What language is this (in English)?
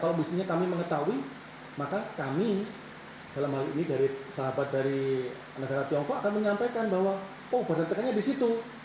Indonesian